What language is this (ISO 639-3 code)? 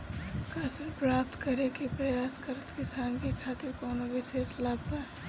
bho